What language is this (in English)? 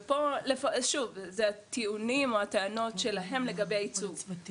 Hebrew